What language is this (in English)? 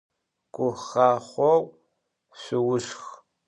Adyghe